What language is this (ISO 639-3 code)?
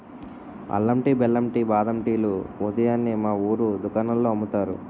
tel